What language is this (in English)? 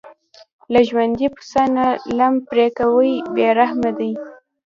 Pashto